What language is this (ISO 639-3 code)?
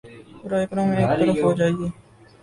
urd